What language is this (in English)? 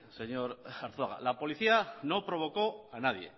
Spanish